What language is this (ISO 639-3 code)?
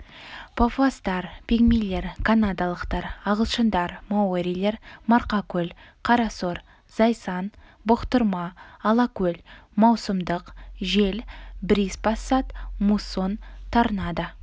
kaz